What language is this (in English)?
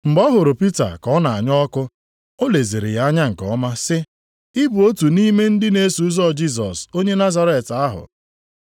Igbo